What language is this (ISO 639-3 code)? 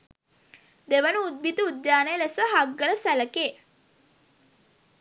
sin